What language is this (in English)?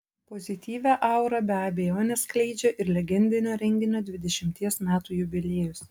Lithuanian